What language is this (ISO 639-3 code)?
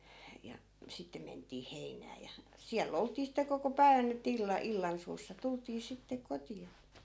fin